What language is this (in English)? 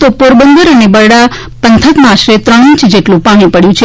Gujarati